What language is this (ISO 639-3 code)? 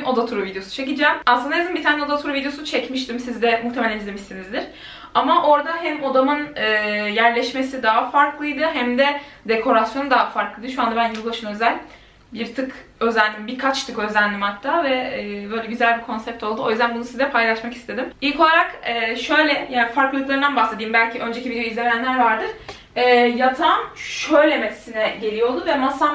tur